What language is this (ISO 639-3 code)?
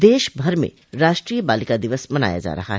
hin